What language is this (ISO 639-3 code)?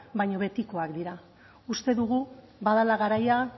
eus